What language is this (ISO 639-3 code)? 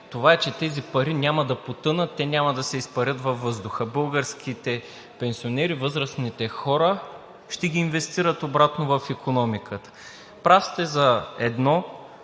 bul